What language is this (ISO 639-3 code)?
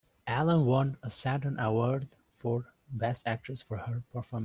eng